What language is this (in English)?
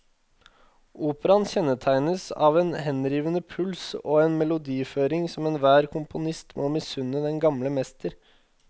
Norwegian